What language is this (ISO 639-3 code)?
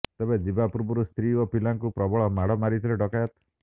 ori